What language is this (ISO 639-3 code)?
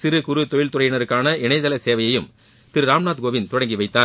tam